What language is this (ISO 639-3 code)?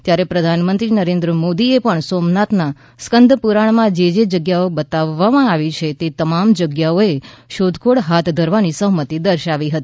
guj